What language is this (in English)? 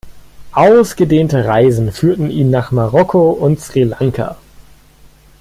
German